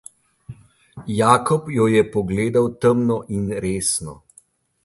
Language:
Slovenian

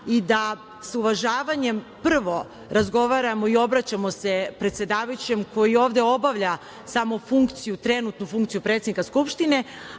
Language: Serbian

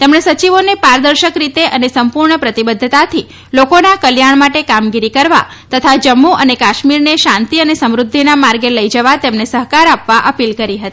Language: Gujarati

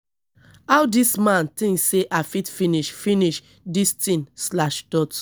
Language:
Nigerian Pidgin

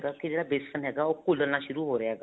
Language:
Punjabi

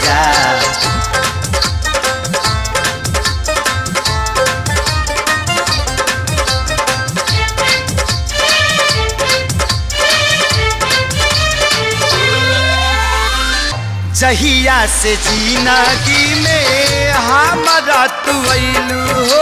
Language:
Hindi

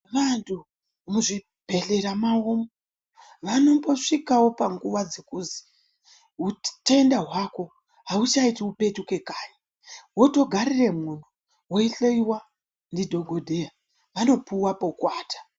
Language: Ndau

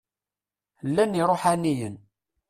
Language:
Kabyle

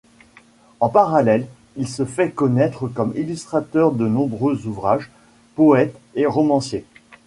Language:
French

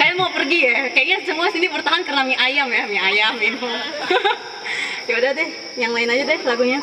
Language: Indonesian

